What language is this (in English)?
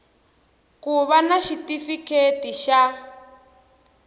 Tsonga